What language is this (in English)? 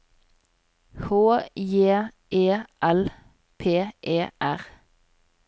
Norwegian